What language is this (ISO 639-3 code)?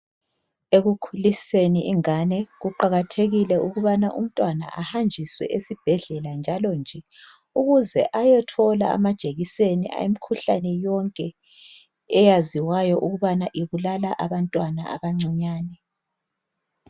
nde